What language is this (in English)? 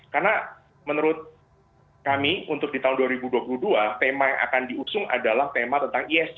Indonesian